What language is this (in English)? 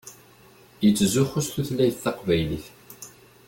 Kabyle